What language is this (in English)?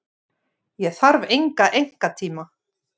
Icelandic